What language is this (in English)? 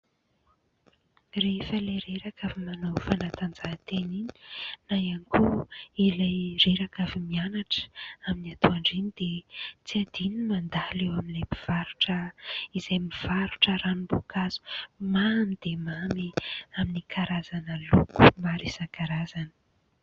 Malagasy